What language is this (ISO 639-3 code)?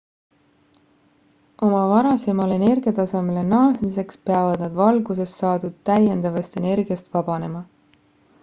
est